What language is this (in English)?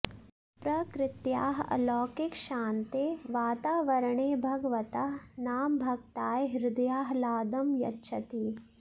Sanskrit